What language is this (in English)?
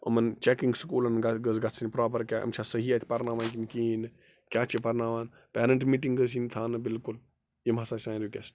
Kashmiri